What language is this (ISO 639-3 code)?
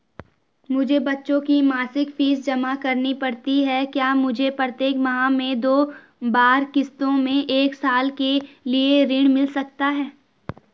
hin